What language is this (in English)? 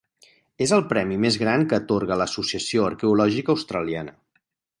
Catalan